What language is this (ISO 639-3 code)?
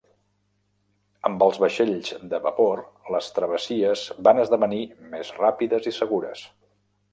cat